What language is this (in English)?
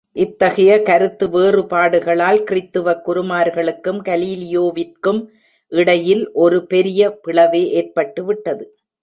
Tamil